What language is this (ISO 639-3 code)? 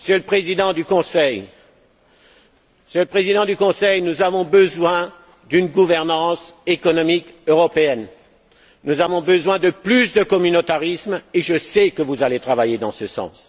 fra